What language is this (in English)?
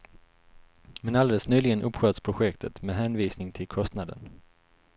Swedish